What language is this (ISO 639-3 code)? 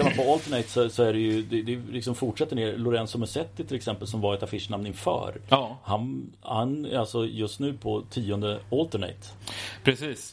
swe